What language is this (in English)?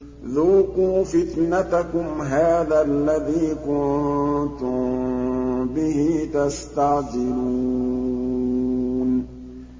Arabic